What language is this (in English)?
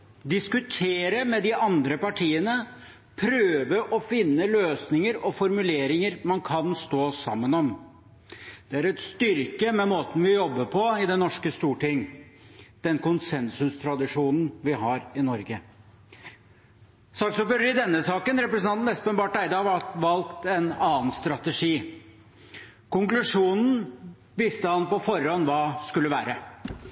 Norwegian Bokmål